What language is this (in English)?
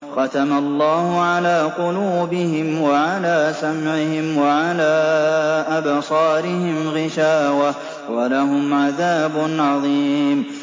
Arabic